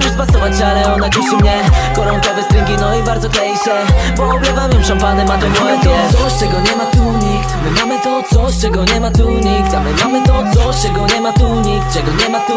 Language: Spanish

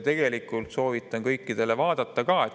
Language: Estonian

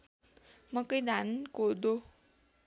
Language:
Nepali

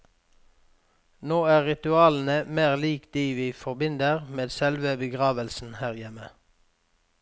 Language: Norwegian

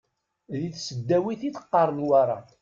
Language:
Kabyle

